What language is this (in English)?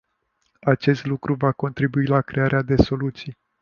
Romanian